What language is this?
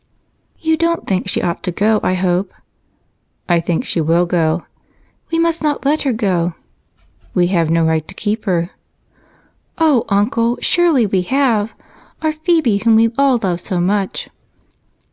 English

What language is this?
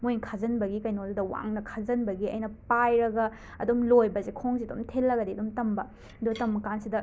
Manipuri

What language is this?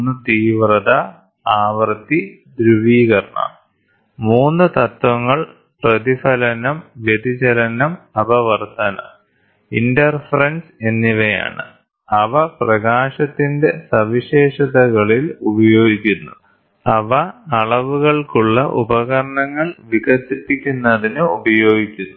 Malayalam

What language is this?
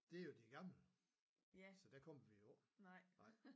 Danish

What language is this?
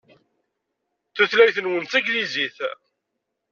Kabyle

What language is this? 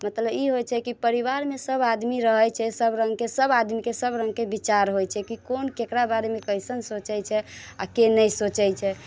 Maithili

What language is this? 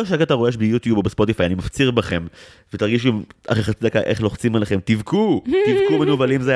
Hebrew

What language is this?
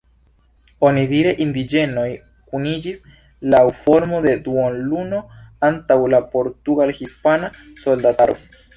Esperanto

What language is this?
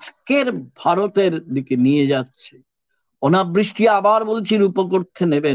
Bangla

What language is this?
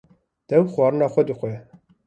Kurdish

